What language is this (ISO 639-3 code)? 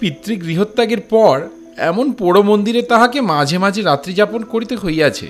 ben